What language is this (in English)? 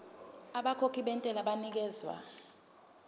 Zulu